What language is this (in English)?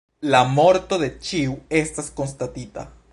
Esperanto